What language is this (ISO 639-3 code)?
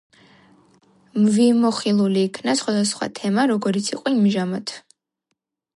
kat